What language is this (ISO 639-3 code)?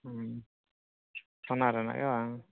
sat